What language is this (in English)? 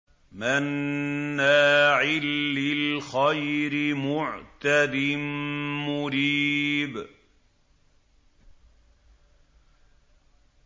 Arabic